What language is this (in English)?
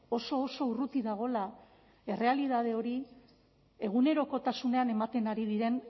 Basque